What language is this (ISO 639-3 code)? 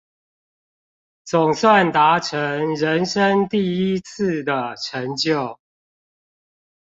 zho